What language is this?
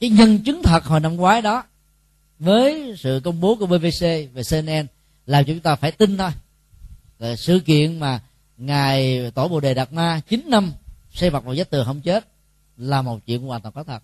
Vietnamese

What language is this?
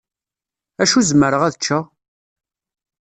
Kabyle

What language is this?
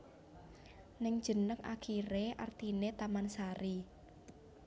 Javanese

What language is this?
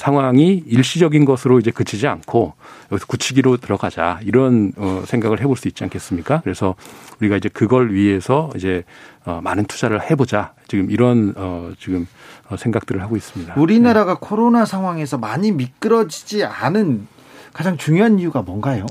Korean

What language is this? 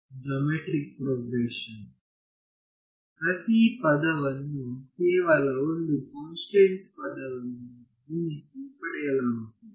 Kannada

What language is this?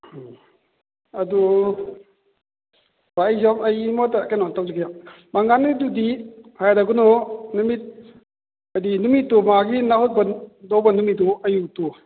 Manipuri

